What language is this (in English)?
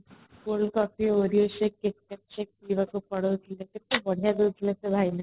Odia